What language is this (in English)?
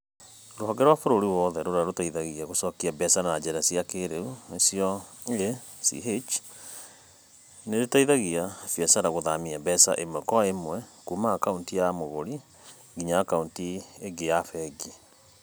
Kikuyu